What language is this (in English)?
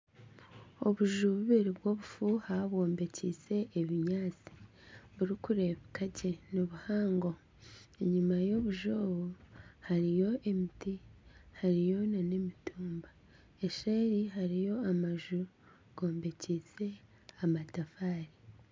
Nyankole